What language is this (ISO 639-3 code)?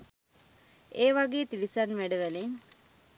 sin